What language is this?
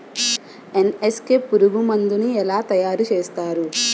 Telugu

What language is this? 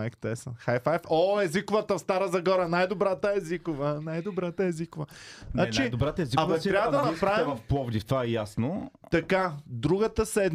Bulgarian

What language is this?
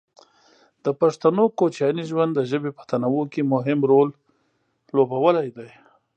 Pashto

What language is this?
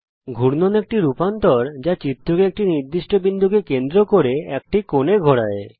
Bangla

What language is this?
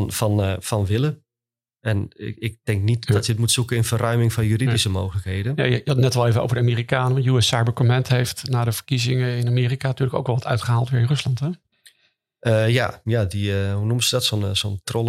Dutch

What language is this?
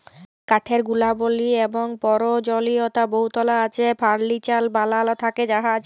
Bangla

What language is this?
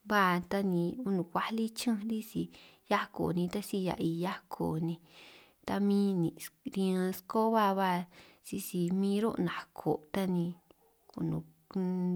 San Martín Itunyoso Triqui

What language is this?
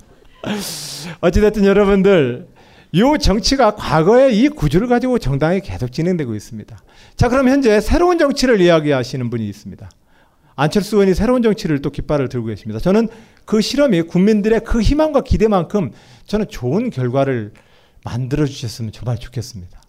Korean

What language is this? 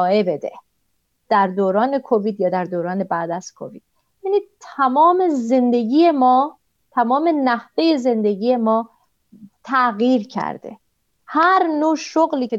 Persian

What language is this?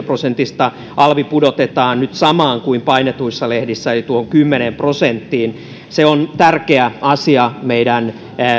Finnish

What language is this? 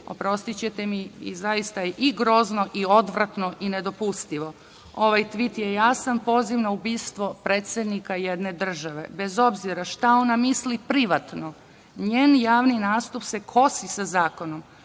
Serbian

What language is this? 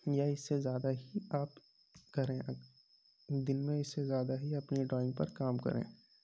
Urdu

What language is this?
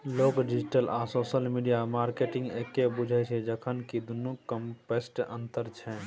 Maithili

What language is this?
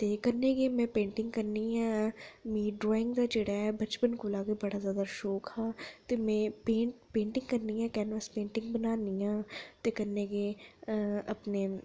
Dogri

